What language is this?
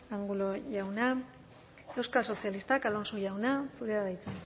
Basque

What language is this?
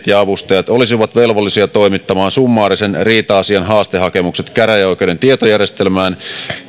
Finnish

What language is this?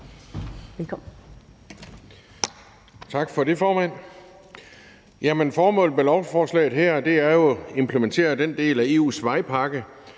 Danish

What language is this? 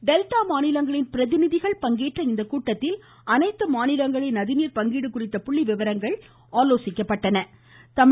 Tamil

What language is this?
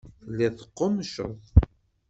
Kabyle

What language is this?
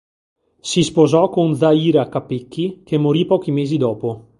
Italian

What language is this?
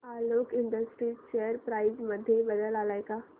Marathi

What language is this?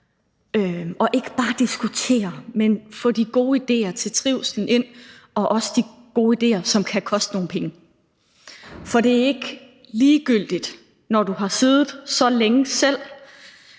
Danish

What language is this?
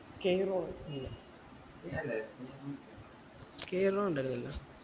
Malayalam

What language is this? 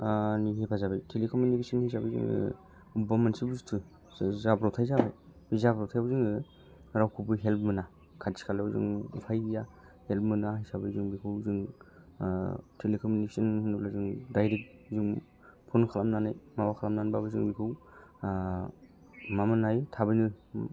Bodo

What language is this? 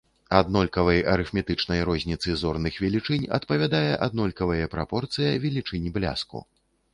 Belarusian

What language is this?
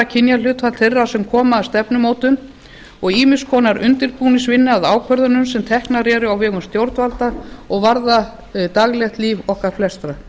Icelandic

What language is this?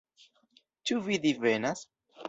Esperanto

